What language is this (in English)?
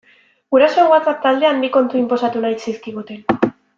Basque